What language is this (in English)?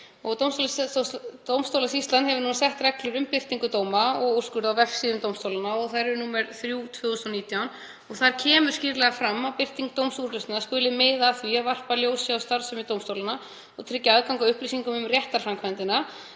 Icelandic